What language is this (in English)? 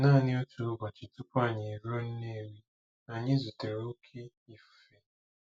Igbo